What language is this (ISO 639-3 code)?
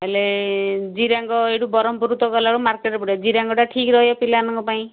ori